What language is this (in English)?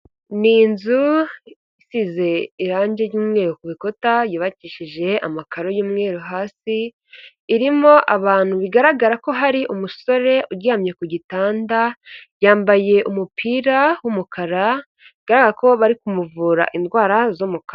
Kinyarwanda